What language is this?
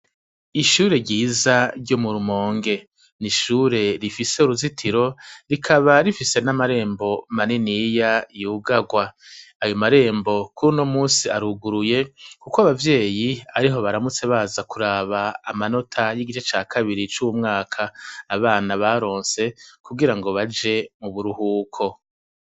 Rundi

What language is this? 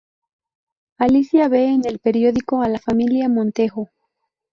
Spanish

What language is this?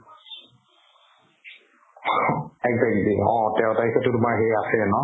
Assamese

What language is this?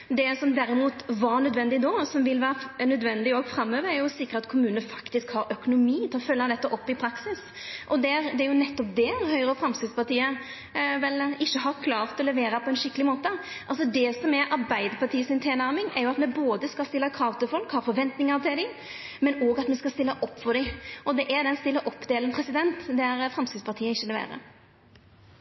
Norwegian Nynorsk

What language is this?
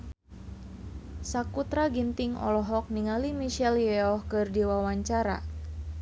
Sundanese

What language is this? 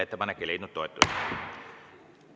Estonian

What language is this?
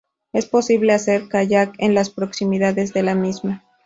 Spanish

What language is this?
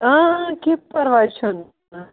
Kashmiri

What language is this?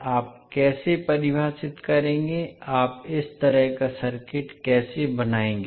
Hindi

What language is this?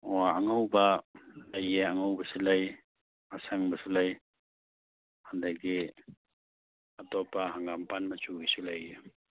Manipuri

